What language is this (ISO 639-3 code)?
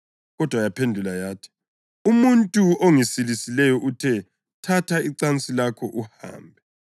nde